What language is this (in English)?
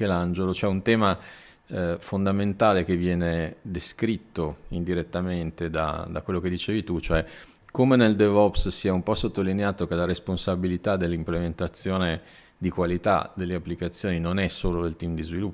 Italian